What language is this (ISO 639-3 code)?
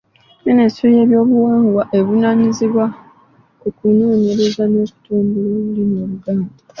lug